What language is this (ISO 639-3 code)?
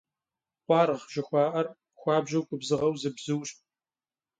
kbd